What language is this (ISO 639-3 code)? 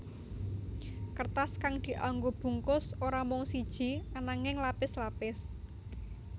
jav